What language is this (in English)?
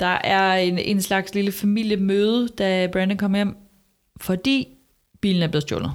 Danish